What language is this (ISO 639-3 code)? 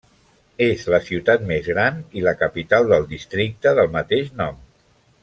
cat